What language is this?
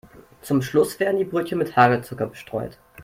German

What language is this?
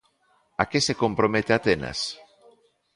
Galician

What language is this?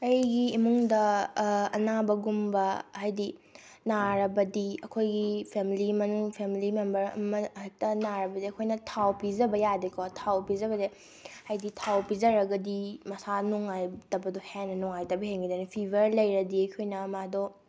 Manipuri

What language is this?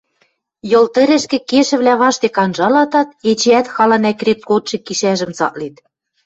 Western Mari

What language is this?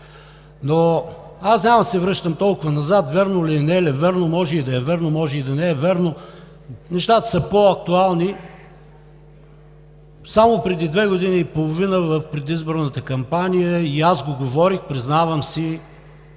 Bulgarian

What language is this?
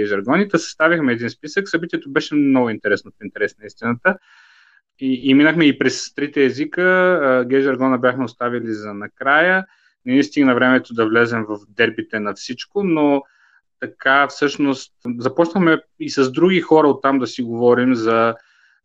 Bulgarian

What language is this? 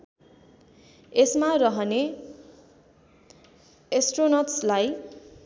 Nepali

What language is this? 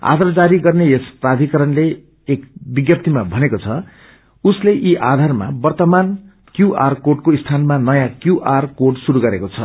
Nepali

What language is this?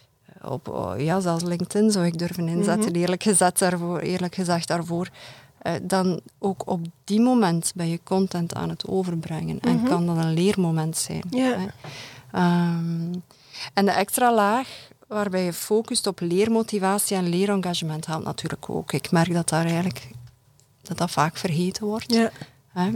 Dutch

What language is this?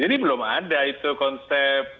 Indonesian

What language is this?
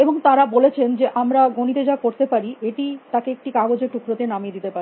Bangla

